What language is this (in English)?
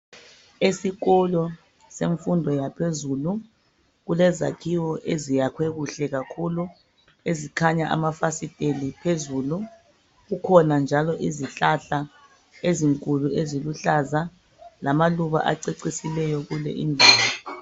North Ndebele